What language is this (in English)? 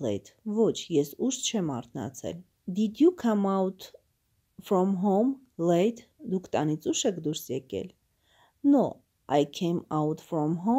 Turkish